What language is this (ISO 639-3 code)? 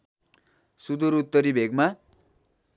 nep